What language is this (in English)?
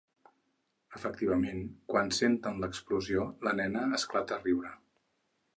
Catalan